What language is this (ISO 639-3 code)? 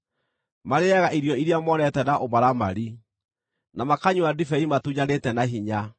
kik